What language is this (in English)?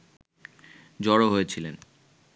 Bangla